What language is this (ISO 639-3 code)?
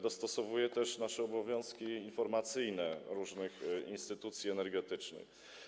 pol